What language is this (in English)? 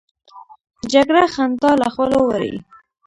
Pashto